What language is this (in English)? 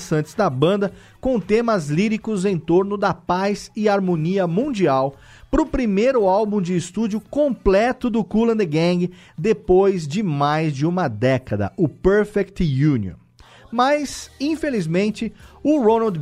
Portuguese